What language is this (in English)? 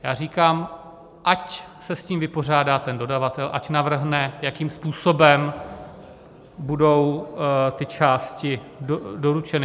Czech